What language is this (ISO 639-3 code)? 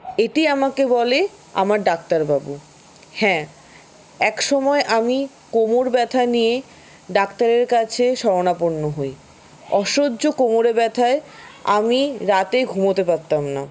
ben